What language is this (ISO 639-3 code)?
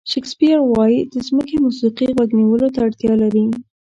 pus